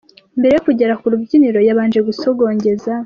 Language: Kinyarwanda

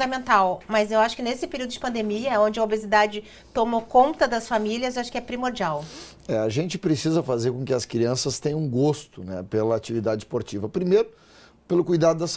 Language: Portuguese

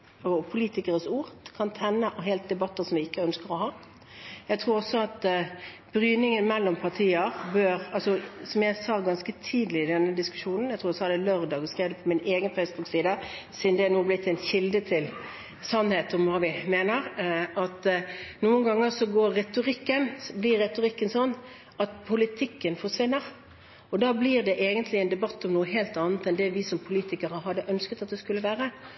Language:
Norwegian Bokmål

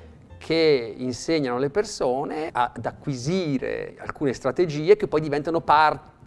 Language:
Italian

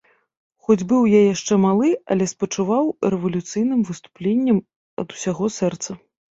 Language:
Belarusian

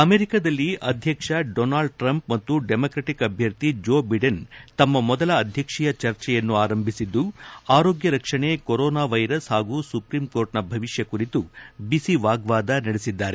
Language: Kannada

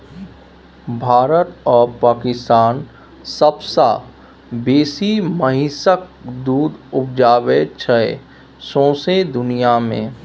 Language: Maithili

